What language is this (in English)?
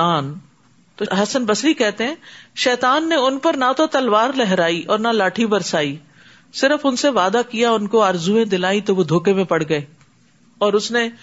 Urdu